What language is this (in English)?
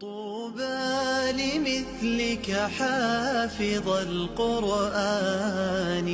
Arabic